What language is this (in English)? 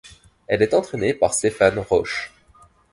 French